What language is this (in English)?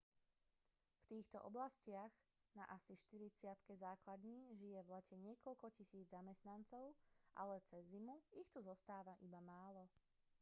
Slovak